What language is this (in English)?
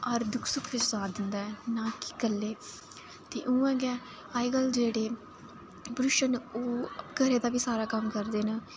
Dogri